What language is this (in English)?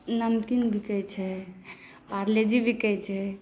Maithili